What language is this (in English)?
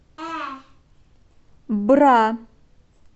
Russian